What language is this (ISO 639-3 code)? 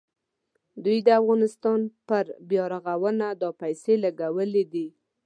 pus